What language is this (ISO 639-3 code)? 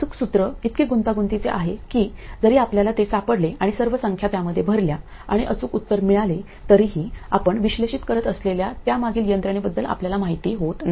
mar